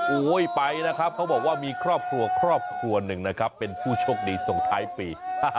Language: Thai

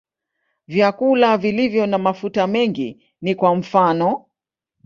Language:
Swahili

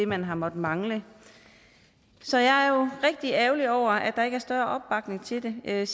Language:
Danish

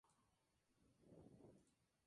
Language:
Spanish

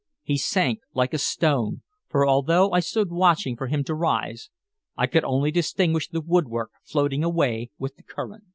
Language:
English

